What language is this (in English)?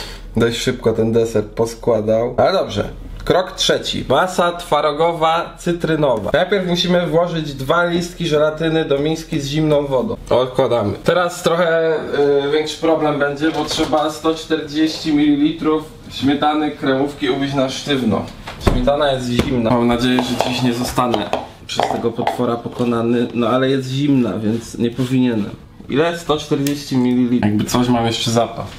Polish